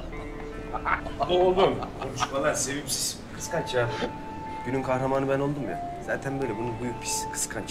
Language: Turkish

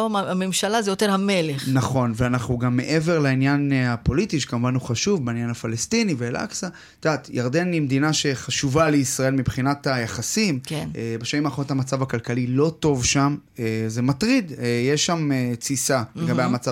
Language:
Hebrew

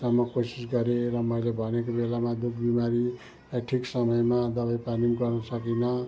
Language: Nepali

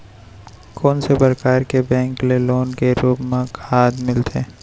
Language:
Chhattisgarhi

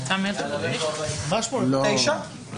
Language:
Hebrew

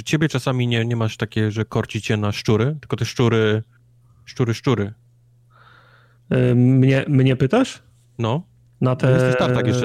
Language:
Polish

